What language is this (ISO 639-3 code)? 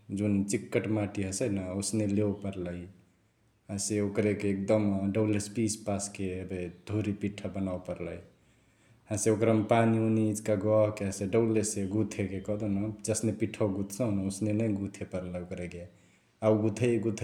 the